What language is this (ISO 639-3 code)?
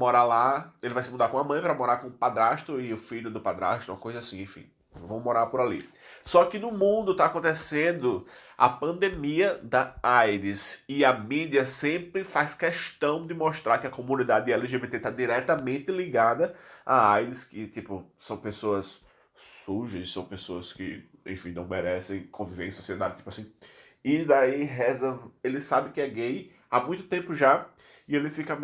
por